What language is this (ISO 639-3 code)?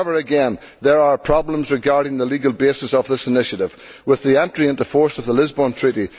eng